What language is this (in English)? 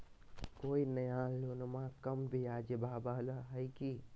Magahi